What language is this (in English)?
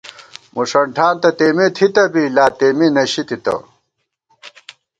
Gawar-Bati